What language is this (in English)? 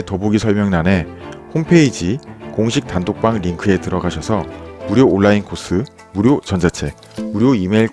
Korean